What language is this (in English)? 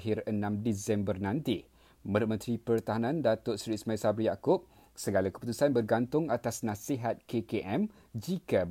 Malay